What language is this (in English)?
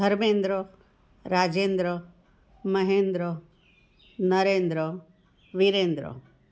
Gujarati